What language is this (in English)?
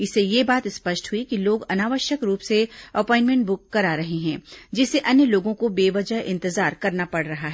Hindi